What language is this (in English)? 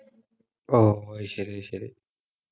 Malayalam